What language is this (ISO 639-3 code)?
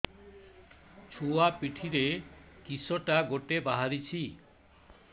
ori